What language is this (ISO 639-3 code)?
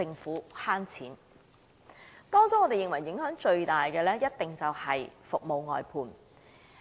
yue